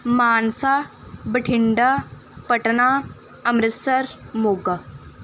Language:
Punjabi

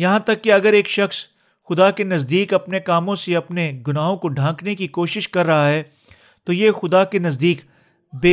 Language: Urdu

